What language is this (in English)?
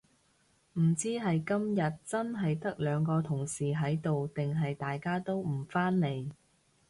Cantonese